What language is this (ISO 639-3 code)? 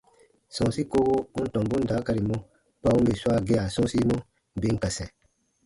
bba